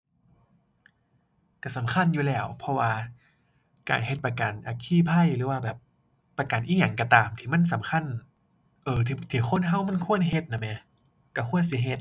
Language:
Thai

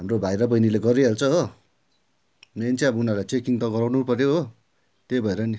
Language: Nepali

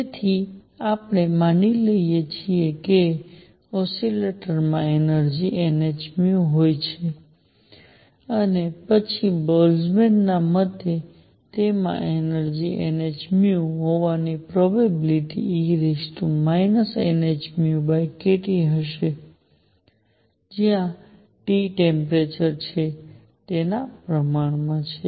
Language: Gujarati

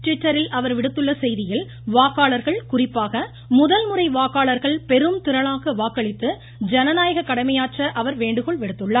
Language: Tamil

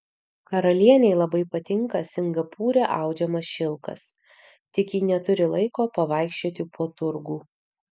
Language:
Lithuanian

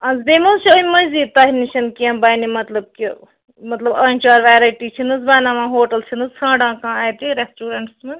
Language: Kashmiri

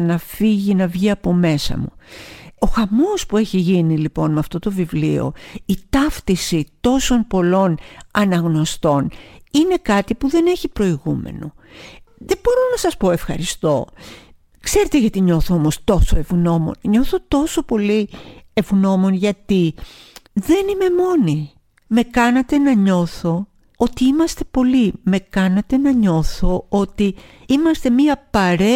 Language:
Greek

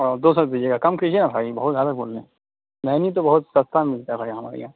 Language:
Urdu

